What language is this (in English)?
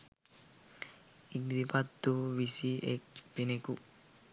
Sinhala